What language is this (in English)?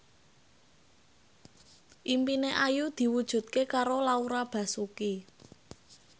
Javanese